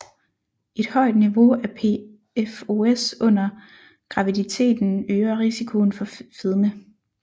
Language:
Danish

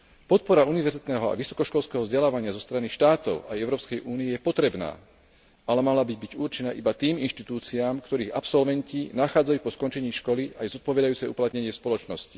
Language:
Slovak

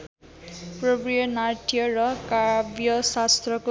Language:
Nepali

